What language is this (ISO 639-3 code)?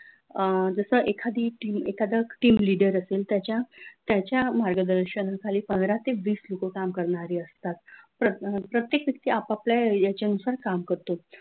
mar